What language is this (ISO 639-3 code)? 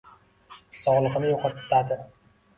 uzb